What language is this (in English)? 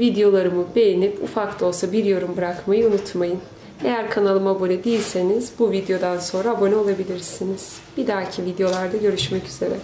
Turkish